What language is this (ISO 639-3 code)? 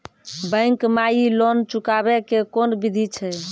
mai